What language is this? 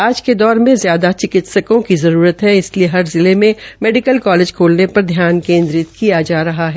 Hindi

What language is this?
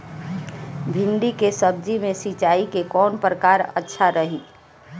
Bhojpuri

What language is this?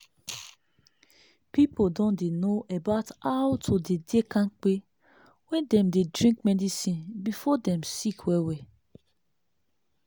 Nigerian Pidgin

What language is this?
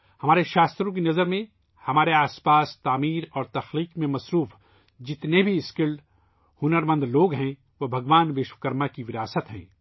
Urdu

